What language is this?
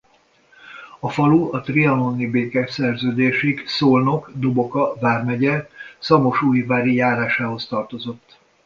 Hungarian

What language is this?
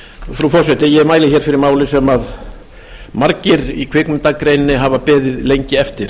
Icelandic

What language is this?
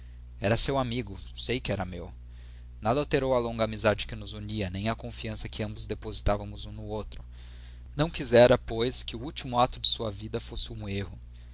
Portuguese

